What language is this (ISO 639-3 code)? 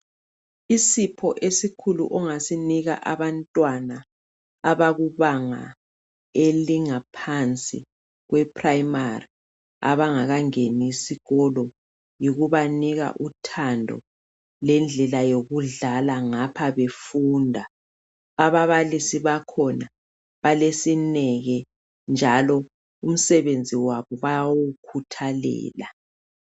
nde